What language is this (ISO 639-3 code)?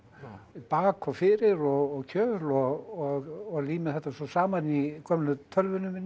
isl